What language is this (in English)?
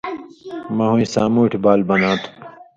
Indus Kohistani